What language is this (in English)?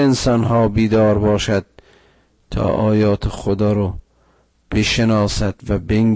Persian